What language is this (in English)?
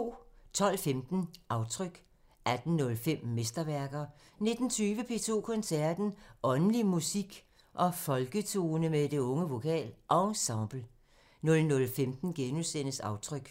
Danish